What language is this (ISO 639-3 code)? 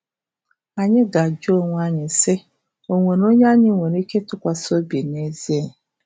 ibo